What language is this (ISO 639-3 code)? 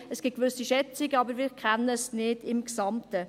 gsw